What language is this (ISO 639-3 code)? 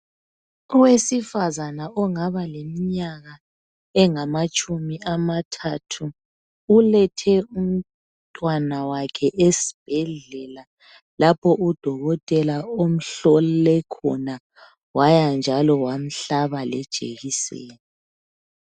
nde